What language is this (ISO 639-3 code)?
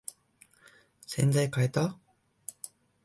jpn